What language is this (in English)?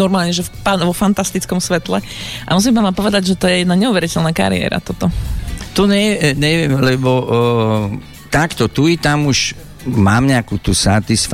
Slovak